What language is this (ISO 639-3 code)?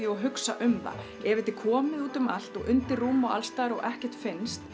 isl